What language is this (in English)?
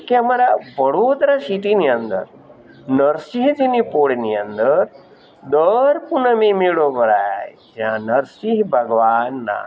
Gujarati